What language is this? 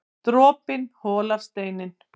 Icelandic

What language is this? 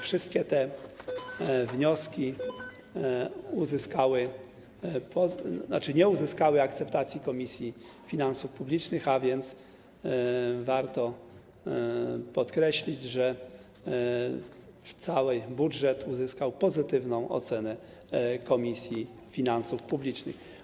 Polish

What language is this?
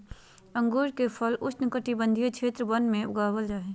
Magahi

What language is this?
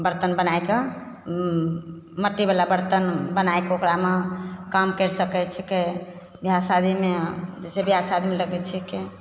Maithili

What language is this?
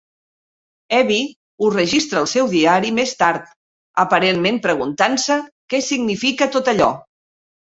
Catalan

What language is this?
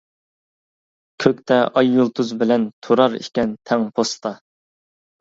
Uyghur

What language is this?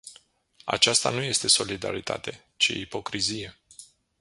Romanian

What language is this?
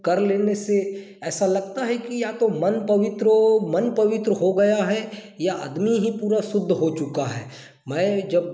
Hindi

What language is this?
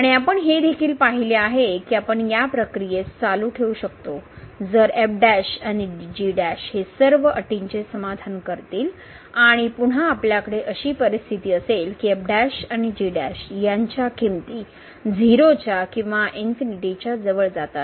Marathi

